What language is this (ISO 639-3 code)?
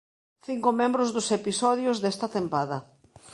glg